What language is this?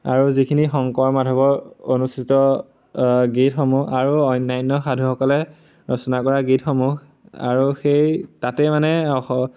Assamese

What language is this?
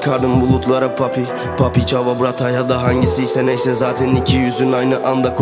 Turkish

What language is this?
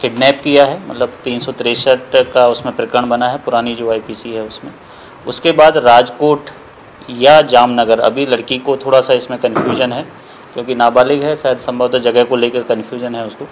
Hindi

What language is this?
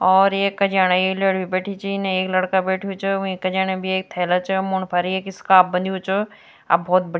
Garhwali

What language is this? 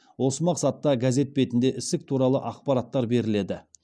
Kazakh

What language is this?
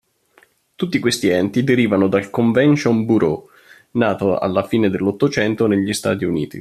Italian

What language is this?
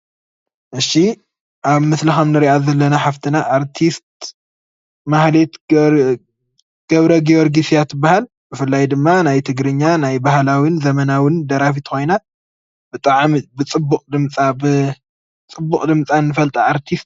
Tigrinya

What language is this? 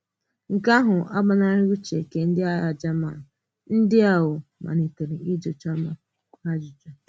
Igbo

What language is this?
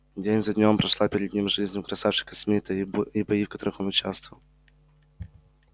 Russian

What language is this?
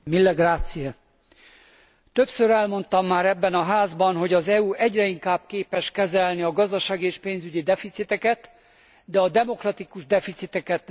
Hungarian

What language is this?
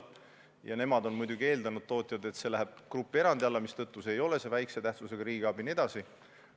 Estonian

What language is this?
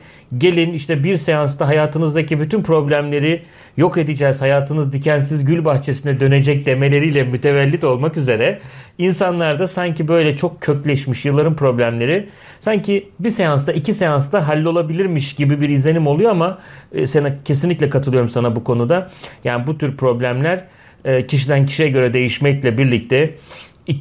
Turkish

